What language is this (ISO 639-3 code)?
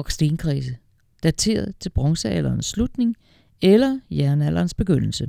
dan